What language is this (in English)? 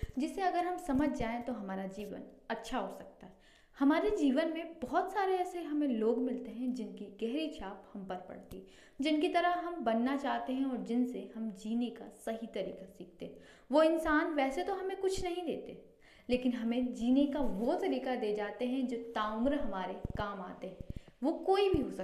Hindi